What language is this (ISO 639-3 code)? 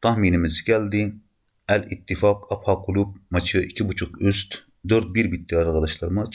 tur